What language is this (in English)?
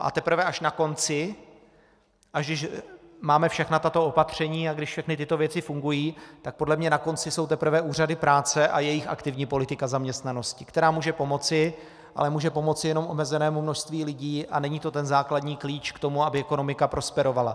Czech